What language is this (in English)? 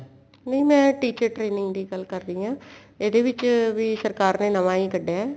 Punjabi